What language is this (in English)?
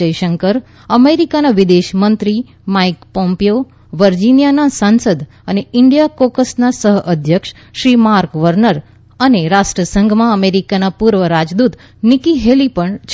Gujarati